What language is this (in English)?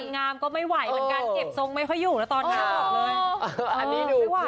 Thai